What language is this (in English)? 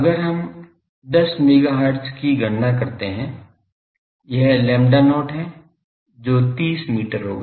Hindi